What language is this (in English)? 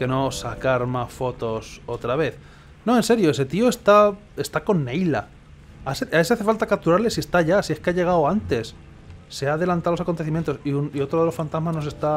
Spanish